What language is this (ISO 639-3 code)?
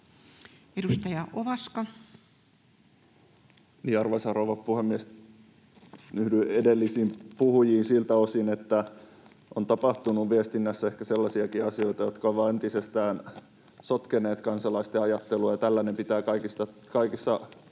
fin